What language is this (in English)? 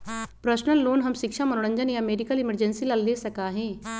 Magahi